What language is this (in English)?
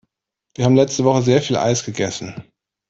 German